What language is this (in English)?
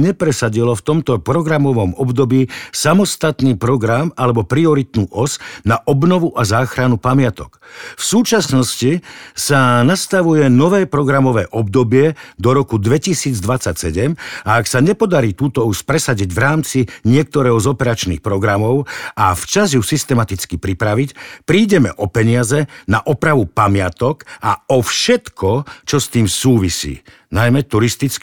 Slovak